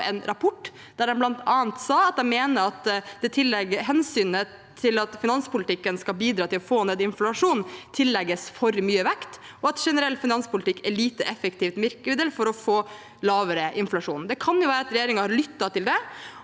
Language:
Norwegian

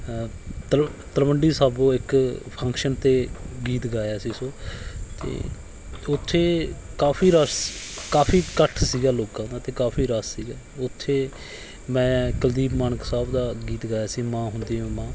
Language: Punjabi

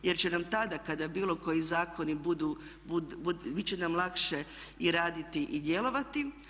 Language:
Croatian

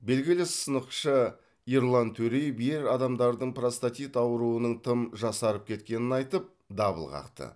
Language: Kazakh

